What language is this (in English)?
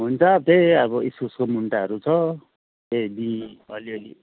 Nepali